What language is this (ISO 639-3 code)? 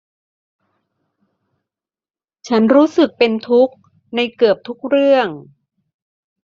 tha